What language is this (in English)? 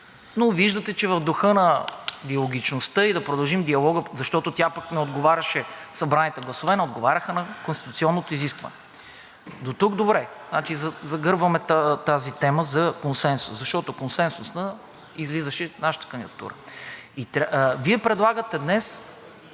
Bulgarian